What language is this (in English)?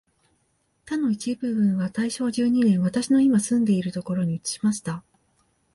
Japanese